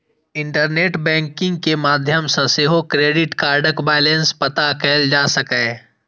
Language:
Maithili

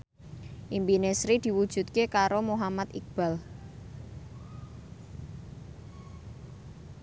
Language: Javanese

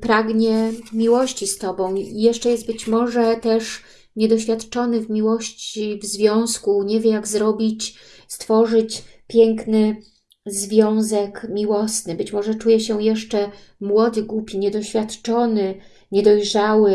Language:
Polish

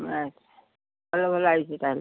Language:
Odia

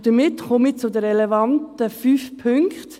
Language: Swiss German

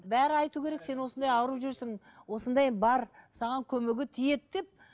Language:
Kazakh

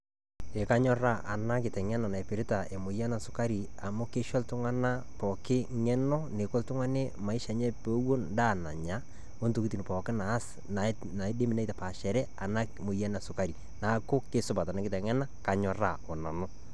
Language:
Masai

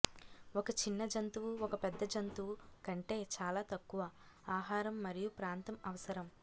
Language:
Telugu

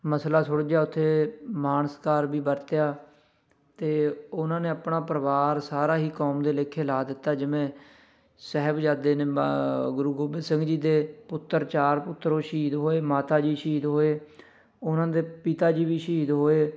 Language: Punjabi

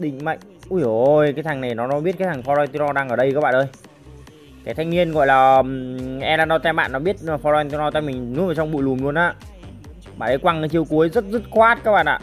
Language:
Vietnamese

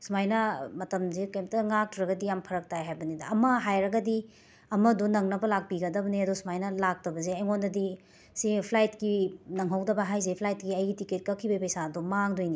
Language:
Manipuri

